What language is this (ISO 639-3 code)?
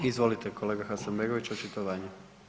hrv